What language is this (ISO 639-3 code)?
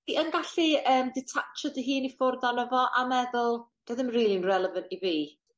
cym